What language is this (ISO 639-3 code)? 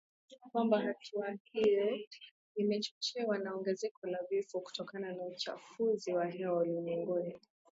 swa